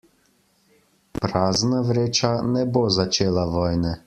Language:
Slovenian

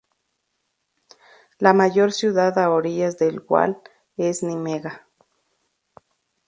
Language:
Spanish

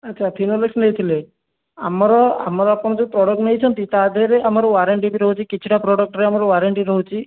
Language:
Odia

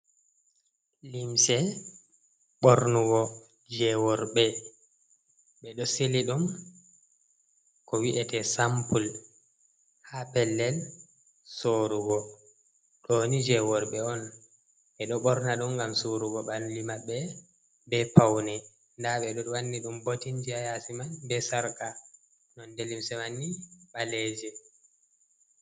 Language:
Fula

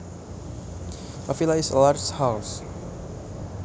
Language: Javanese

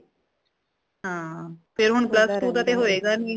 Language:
Punjabi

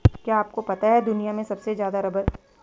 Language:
Hindi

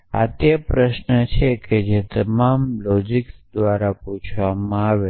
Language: Gujarati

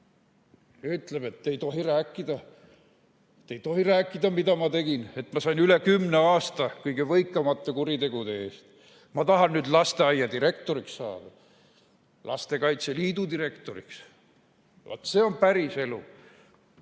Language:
Estonian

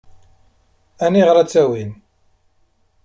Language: Kabyle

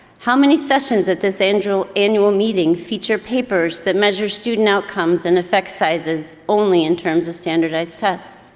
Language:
English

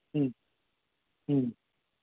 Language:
Gujarati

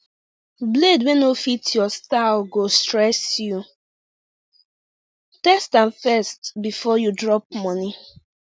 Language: Nigerian Pidgin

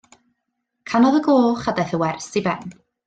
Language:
Welsh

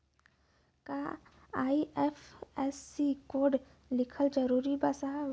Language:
Bhojpuri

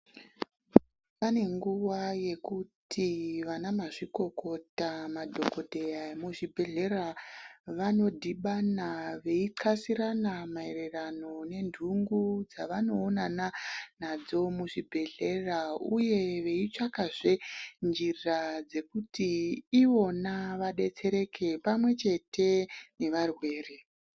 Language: Ndau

